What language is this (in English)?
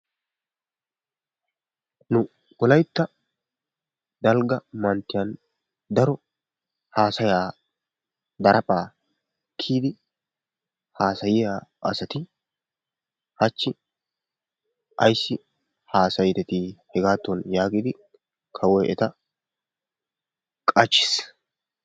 Wolaytta